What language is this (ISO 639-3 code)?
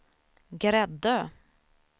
swe